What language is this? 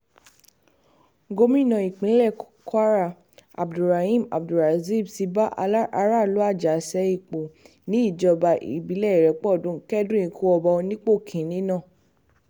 Yoruba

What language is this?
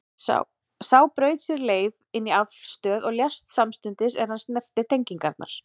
Icelandic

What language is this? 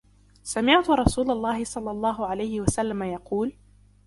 Arabic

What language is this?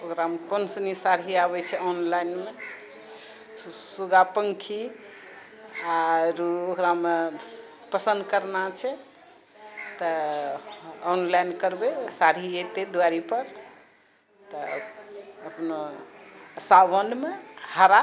Maithili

